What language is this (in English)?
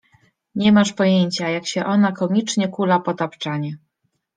Polish